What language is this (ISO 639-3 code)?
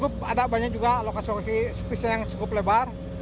ind